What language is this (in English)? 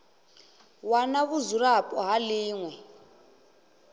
Venda